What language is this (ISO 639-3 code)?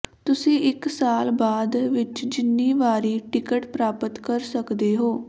pan